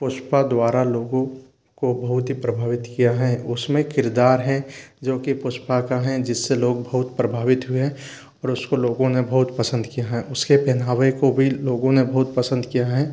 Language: Hindi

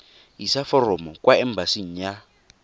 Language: Tswana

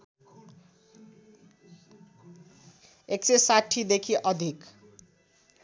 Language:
Nepali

